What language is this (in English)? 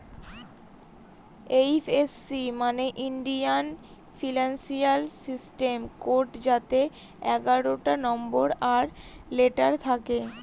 Bangla